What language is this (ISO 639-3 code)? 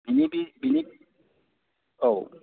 brx